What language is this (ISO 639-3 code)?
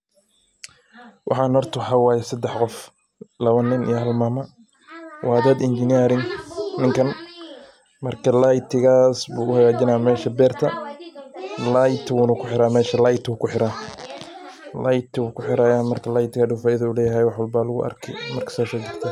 som